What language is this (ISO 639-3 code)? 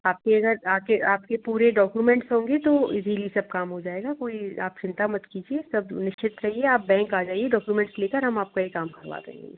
hin